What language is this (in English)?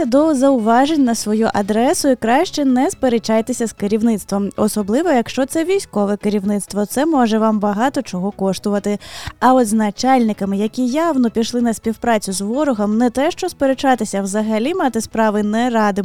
Ukrainian